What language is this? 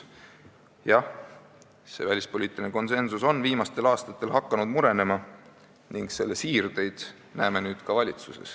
Estonian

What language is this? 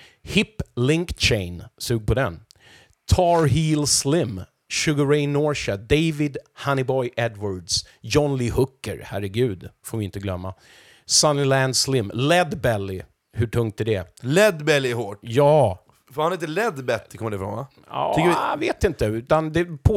Swedish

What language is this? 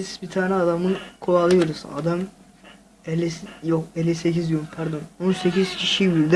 Turkish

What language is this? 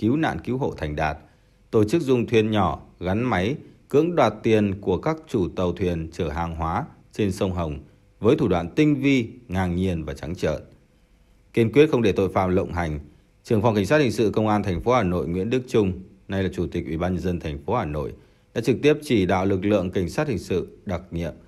Vietnamese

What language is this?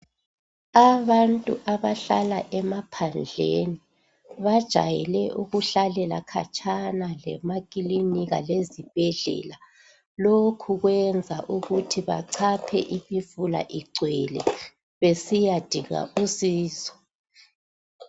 North Ndebele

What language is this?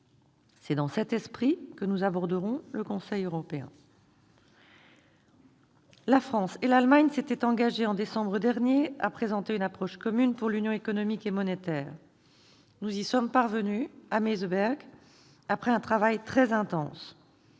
French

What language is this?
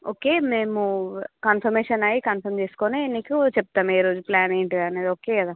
Telugu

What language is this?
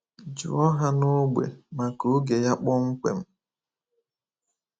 Igbo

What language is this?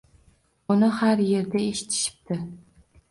Uzbek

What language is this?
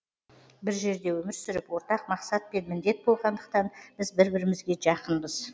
Kazakh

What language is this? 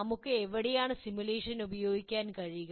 Malayalam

